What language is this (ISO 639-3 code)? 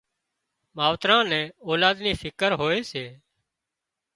kxp